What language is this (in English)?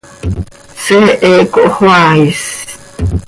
Seri